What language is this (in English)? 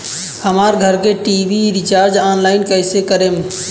Bhojpuri